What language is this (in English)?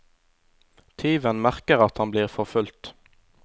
Norwegian